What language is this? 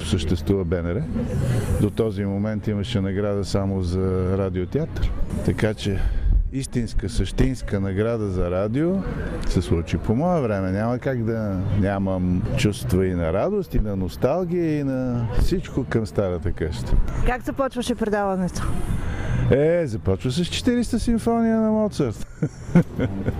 Bulgarian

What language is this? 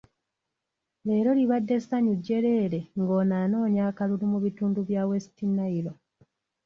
Ganda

